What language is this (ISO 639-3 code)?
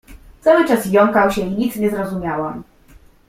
pol